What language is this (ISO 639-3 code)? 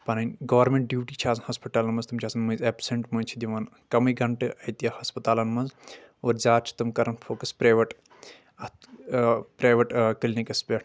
kas